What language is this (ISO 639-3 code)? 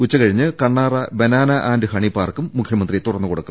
mal